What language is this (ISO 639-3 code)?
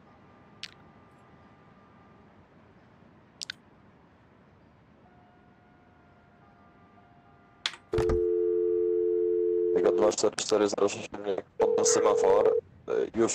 pol